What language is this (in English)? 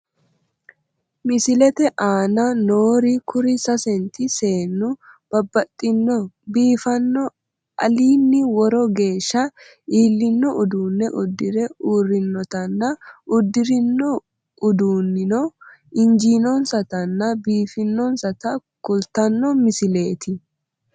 Sidamo